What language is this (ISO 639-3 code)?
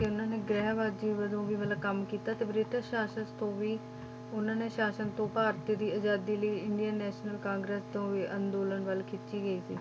pan